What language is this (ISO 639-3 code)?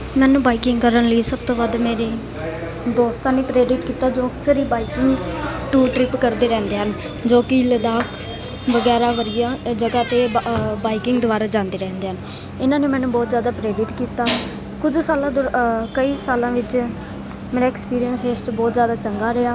pan